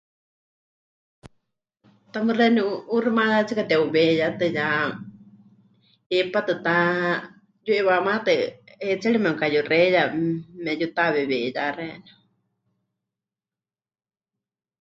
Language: Huichol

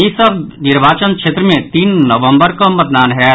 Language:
Maithili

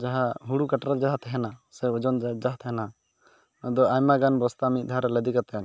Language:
Santali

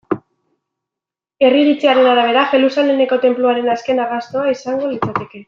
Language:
Basque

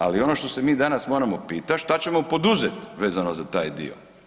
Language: Croatian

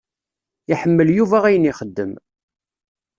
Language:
Kabyle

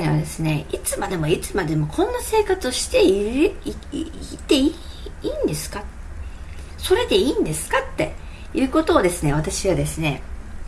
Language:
Japanese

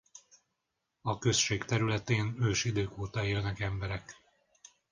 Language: Hungarian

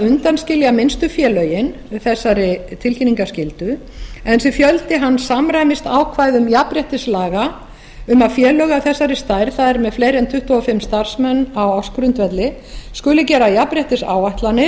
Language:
Icelandic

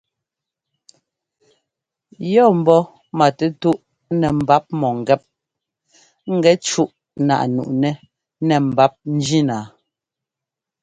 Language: Ngomba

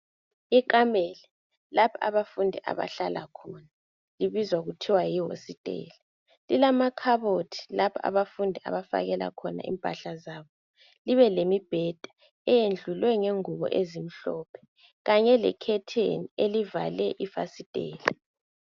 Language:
North Ndebele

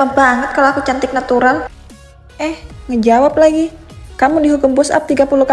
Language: Indonesian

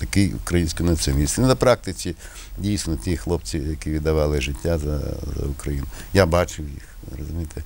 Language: Ukrainian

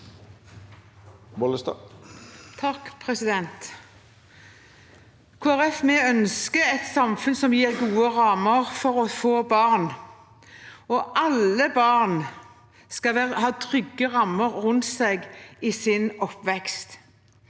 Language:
Norwegian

